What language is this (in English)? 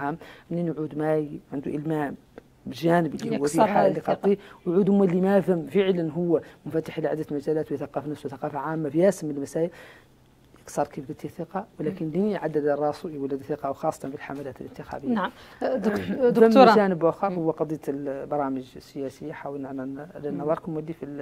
Arabic